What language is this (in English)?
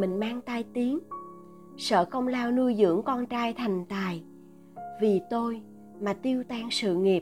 Vietnamese